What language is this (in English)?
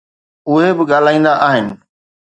Sindhi